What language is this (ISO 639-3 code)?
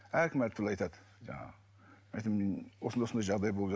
kaz